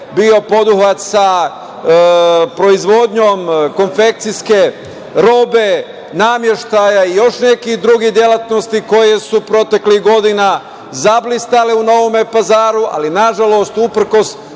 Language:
Serbian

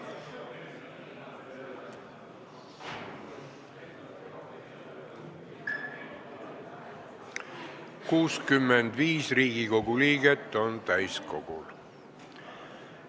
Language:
Estonian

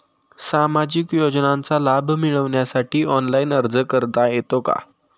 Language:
Marathi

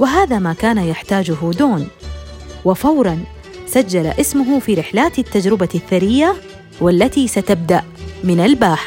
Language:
Arabic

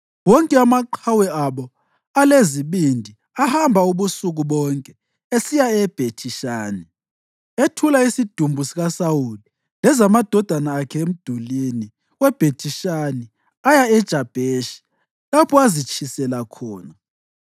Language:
North Ndebele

